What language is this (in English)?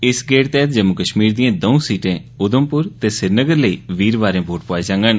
Dogri